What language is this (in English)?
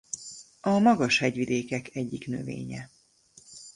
Hungarian